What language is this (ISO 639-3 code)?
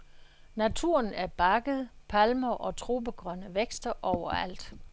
dan